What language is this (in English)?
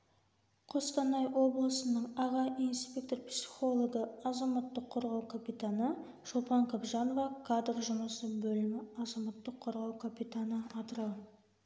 Kazakh